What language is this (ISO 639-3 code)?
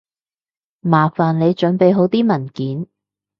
yue